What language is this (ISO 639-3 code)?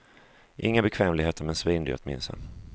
swe